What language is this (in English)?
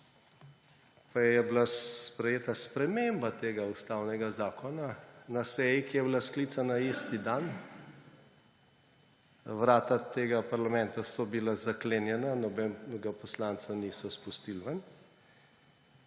Slovenian